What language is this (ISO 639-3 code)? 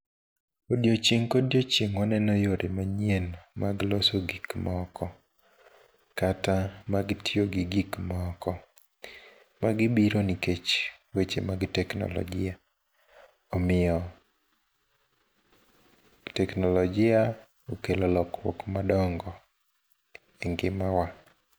luo